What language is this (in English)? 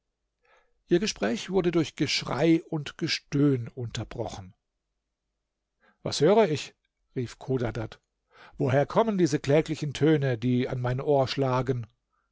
German